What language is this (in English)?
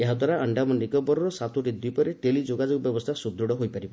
Odia